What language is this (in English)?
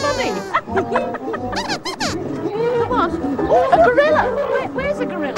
English